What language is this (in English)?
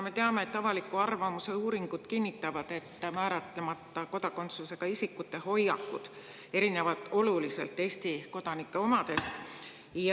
Estonian